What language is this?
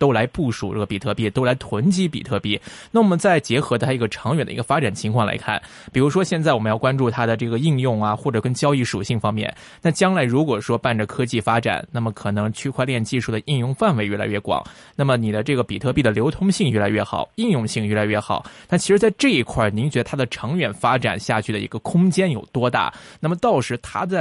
Chinese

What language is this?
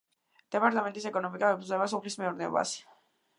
Georgian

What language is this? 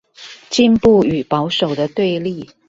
Chinese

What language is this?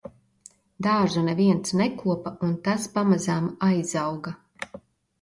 Latvian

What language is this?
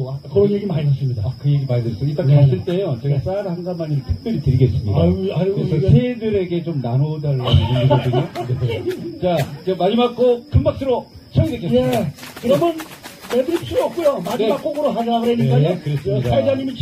Korean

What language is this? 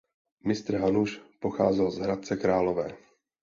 Czech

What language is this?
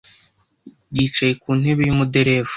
Kinyarwanda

